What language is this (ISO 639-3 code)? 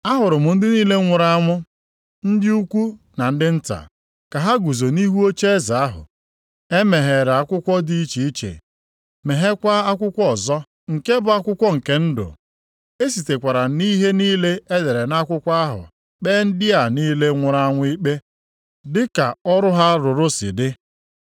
ibo